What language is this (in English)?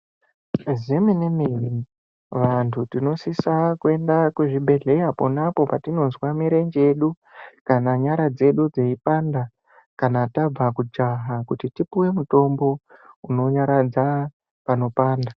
Ndau